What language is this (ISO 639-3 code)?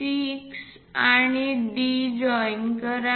mar